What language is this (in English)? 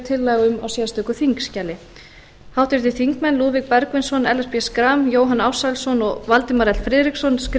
Icelandic